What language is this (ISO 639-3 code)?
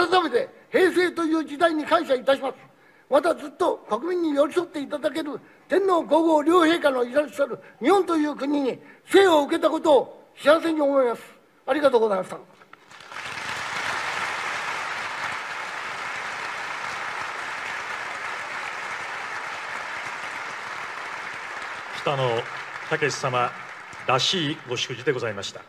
jpn